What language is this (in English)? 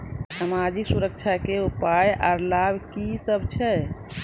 Maithili